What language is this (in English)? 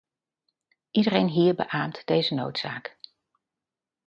Dutch